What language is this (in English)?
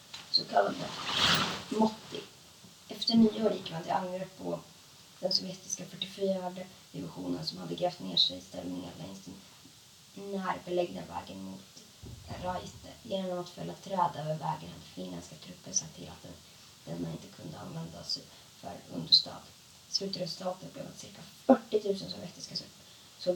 Swedish